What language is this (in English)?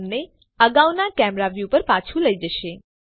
Gujarati